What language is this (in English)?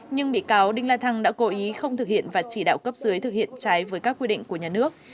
Vietnamese